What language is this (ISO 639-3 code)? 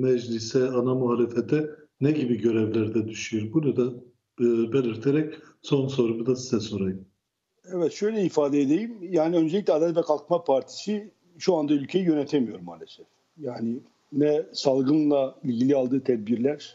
tur